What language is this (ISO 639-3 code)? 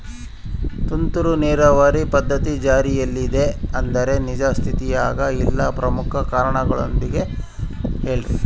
kan